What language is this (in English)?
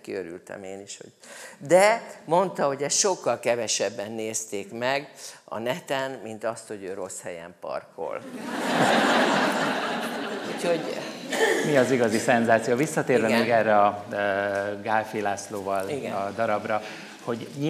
Hungarian